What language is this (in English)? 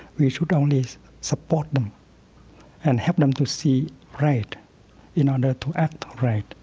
English